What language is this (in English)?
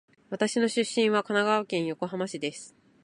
Japanese